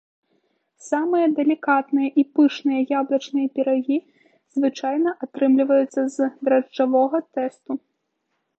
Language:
Belarusian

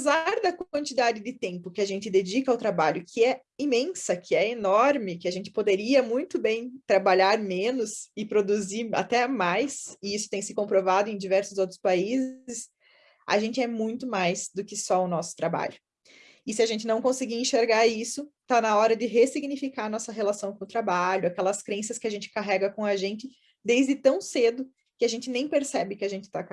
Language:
Portuguese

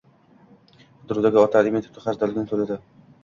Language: Uzbek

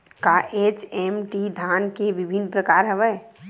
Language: Chhattisgarhi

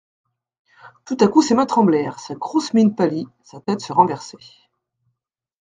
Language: French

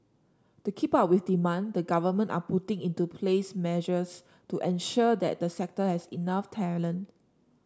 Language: English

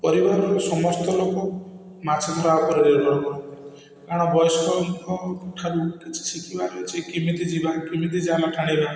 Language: Odia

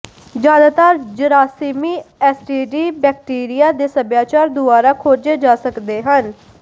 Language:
Punjabi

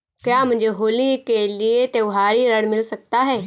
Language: Hindi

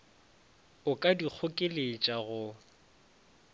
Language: Northern Sotho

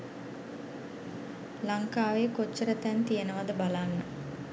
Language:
Sinhala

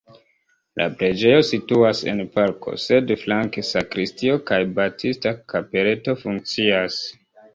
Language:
Esperanto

